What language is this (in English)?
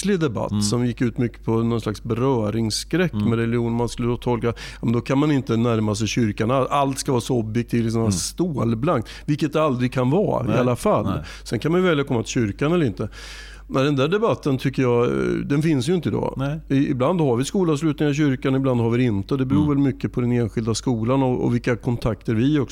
Swedish